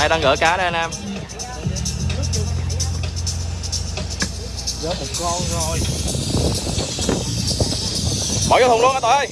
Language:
Vietnamese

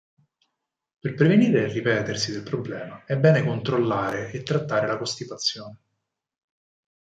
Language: Italian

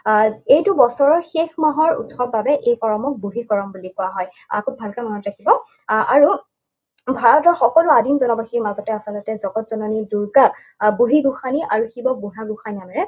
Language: Assamese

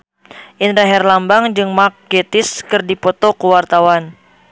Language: Sundanese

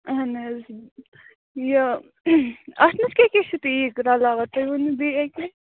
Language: Kashmiri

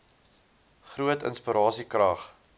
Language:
Afrikaans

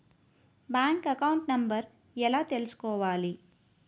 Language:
Telugu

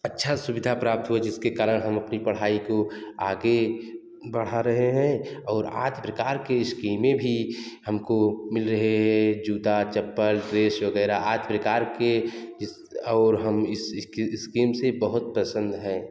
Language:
Hindi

